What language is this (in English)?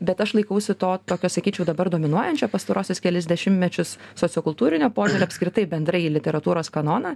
Lithuanian